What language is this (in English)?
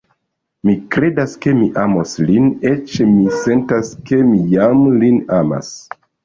Esperanto